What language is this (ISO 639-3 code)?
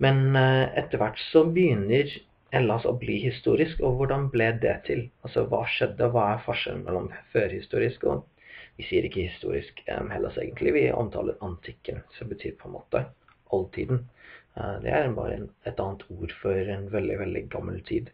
nor